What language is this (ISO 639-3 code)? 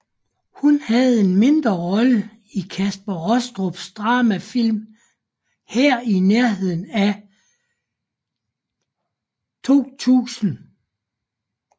dan